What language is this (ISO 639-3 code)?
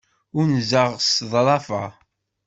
kab